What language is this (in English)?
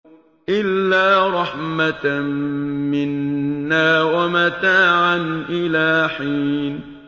Arabic